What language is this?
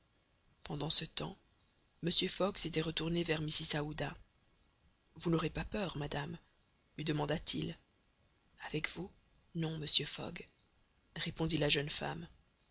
French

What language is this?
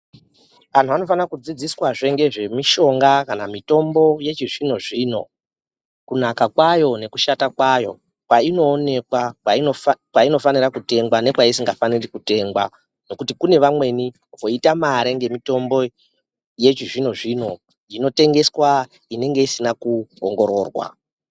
Ndau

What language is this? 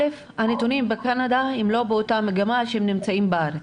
Hebrew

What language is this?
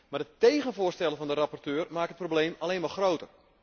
Dutch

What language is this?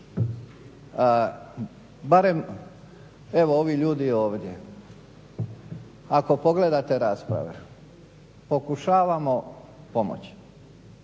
Croatian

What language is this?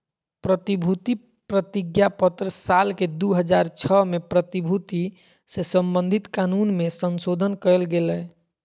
Magahi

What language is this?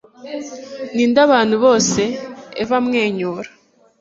Kinyarwanda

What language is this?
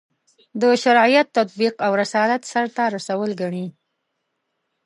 Pashto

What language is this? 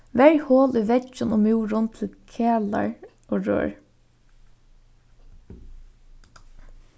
Faroese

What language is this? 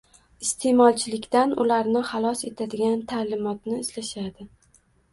Uzbek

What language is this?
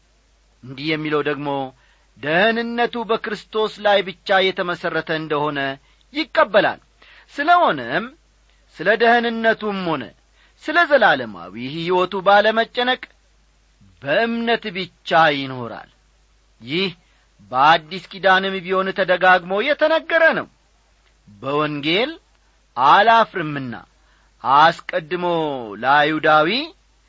Amharic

